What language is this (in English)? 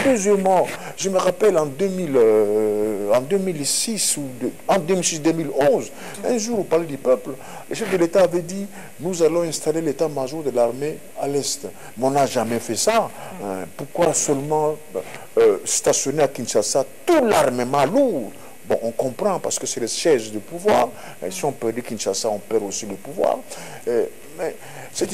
French